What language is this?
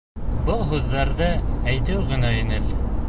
Bashkir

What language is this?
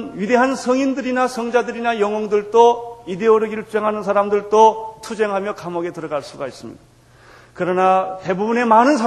Korean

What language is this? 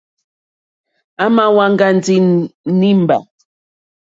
Mokpwe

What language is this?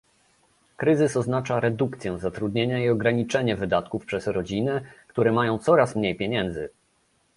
Polish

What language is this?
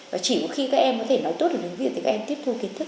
Vietnamese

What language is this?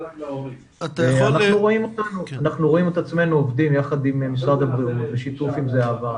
Hebrew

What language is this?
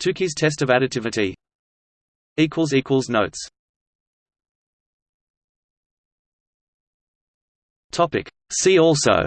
English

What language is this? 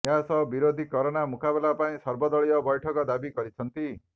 Odia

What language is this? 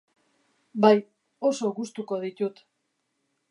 Basque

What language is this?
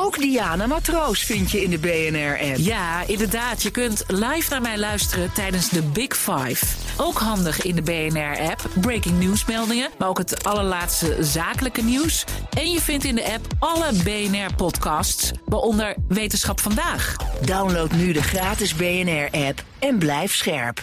Dutch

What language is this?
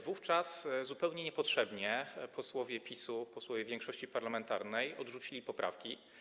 Polish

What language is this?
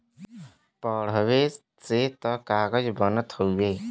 Bhojpuri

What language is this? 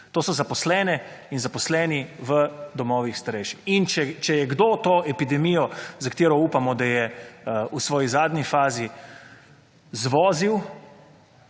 Slovenian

